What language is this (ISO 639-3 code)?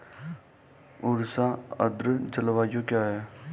hin